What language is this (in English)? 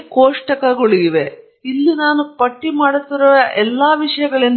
Kannada